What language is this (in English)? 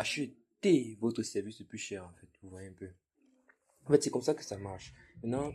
French